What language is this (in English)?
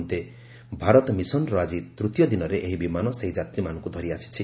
Odia